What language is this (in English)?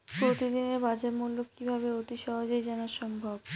Bangla